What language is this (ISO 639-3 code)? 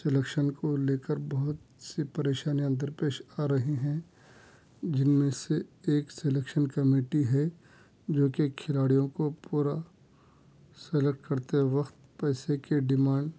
urd